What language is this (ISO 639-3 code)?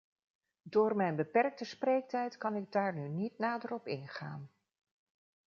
nld